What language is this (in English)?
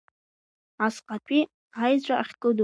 Abkhazian